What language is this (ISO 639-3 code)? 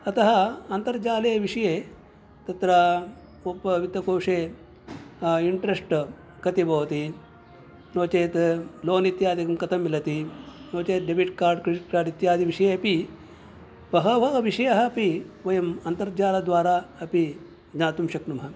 san